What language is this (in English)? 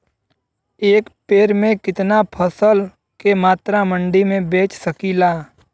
Bhojpuri